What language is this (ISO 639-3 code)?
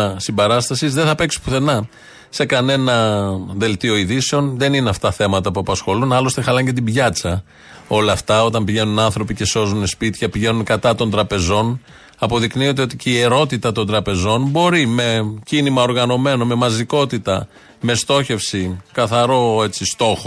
ell